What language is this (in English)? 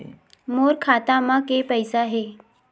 Chhattisgarhi